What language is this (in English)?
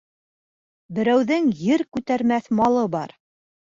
Bashkir